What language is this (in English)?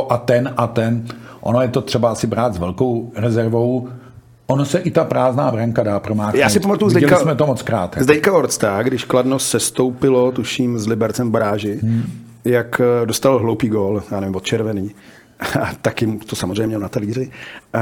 Czech